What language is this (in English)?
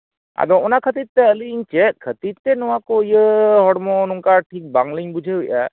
Santali